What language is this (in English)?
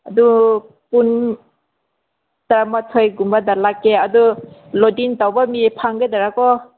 Manipuri